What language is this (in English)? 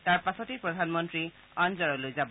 Assamese